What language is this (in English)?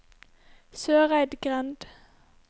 Norwegian